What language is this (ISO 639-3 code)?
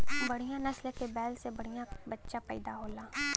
bho